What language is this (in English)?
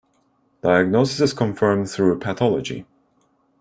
English